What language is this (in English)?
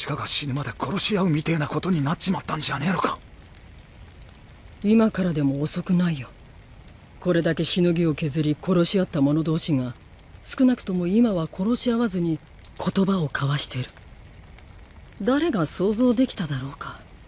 Japanese